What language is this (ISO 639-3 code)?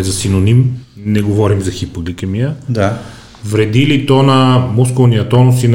bul